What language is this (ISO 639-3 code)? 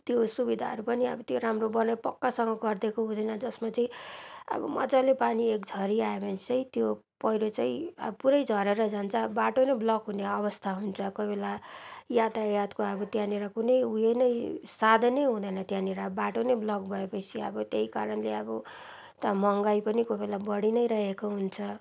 nep